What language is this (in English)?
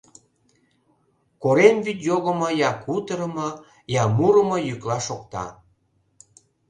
Mari